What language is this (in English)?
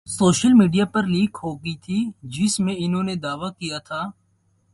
Urdu